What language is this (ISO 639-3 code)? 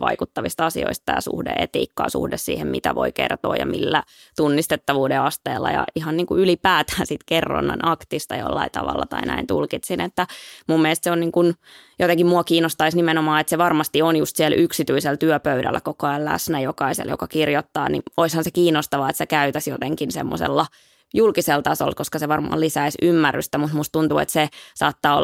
fin